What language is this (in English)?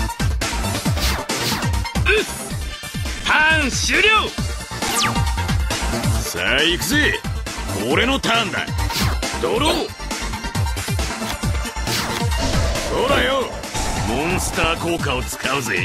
Japanese